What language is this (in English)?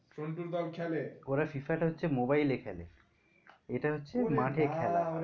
Bangla